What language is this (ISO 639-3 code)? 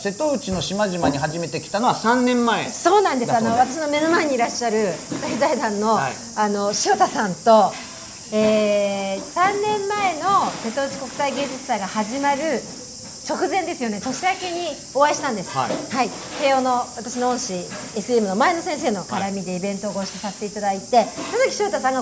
jpn